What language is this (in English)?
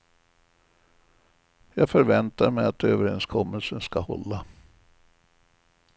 Swedish